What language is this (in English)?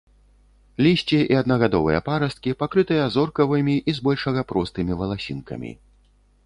Belarusian